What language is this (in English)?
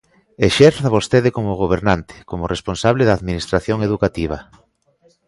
Galician